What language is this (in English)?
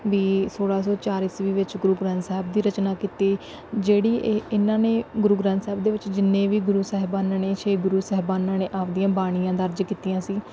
Punjabi